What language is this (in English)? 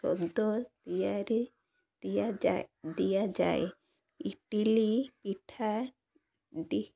Odia